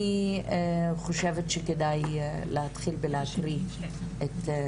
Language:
Hebrew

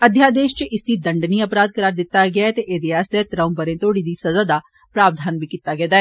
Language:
Dogri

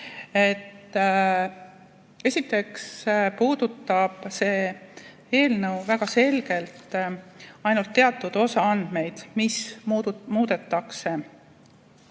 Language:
Estonian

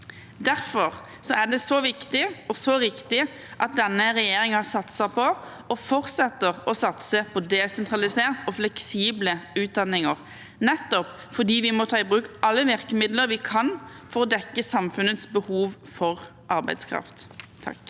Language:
Norwegian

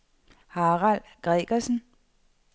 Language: Danish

